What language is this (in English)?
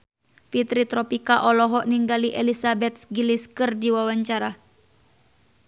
Sundanese